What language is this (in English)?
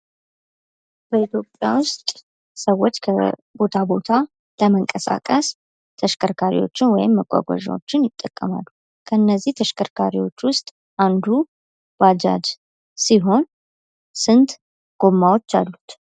Amharic